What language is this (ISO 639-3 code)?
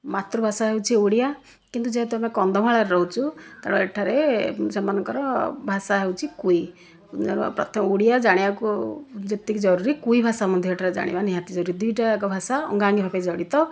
ori